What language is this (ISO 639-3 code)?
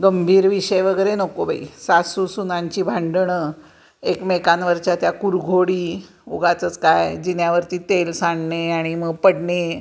mar